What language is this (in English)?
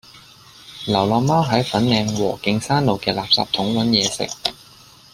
Cantonese